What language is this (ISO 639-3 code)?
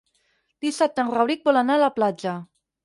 cat